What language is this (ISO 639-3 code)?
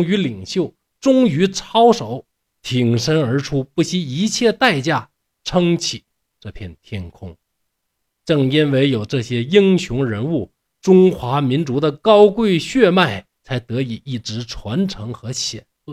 zho